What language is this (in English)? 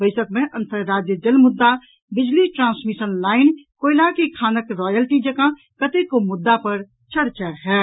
Maithili